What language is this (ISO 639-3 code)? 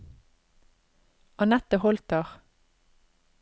nor